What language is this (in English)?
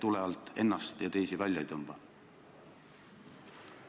Estonian